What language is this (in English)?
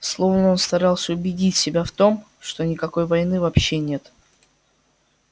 Russian